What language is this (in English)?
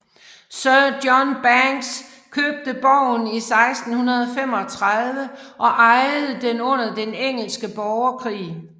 Danish